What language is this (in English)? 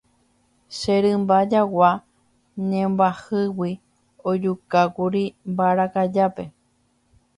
Guarani